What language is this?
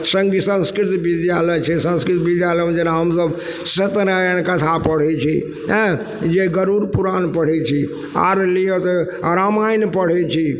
Maithili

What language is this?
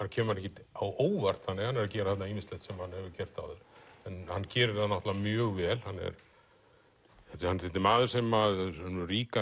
Icelandic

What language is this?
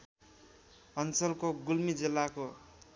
Nepali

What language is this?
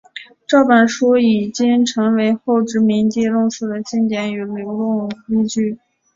Chinese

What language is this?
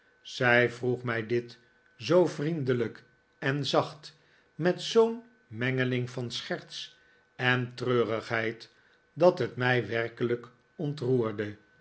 Dutch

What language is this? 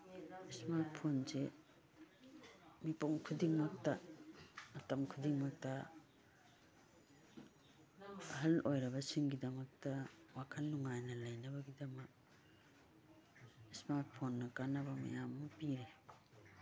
Manipuri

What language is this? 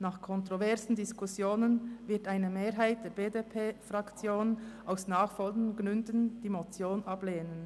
Swiss German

